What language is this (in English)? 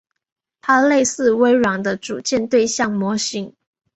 Chinese